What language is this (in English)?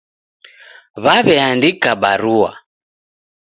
Taita